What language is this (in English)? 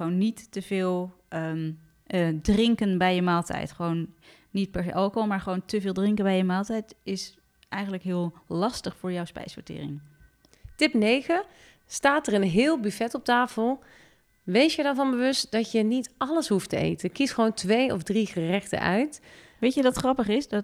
Dutch